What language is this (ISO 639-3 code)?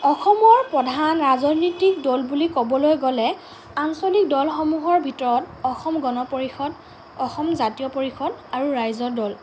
asm